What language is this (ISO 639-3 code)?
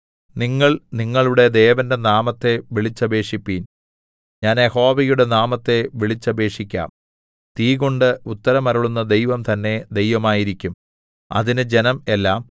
mal